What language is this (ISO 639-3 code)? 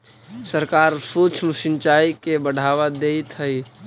mag